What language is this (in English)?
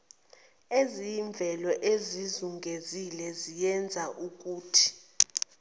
Zulu